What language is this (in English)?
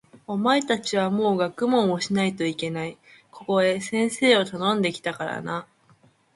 Japanese